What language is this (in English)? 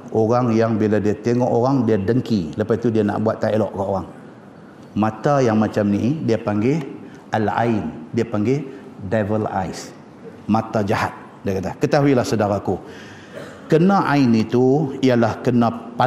Malay